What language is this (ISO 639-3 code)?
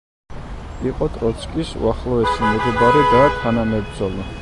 kat